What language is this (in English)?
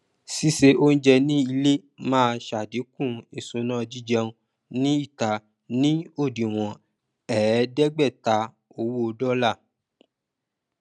Yoruba